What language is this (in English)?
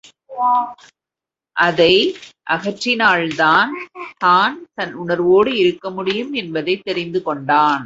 Tamil